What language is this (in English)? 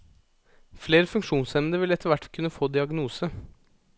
Norwegian